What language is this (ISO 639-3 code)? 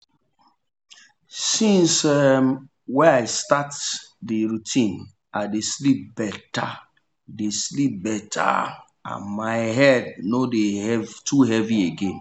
pcm